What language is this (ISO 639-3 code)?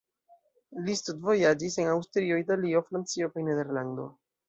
epo